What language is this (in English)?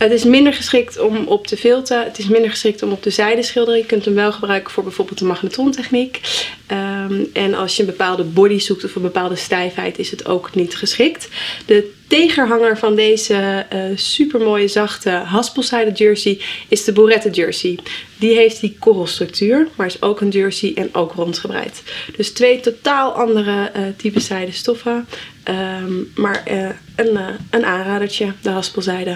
Dutch